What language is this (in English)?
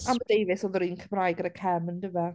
Welsh